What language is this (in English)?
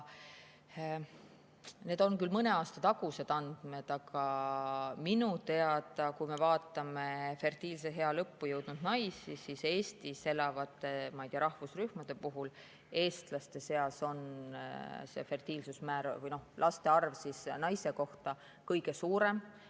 Estonian